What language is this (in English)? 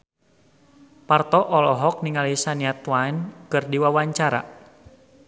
Sundanese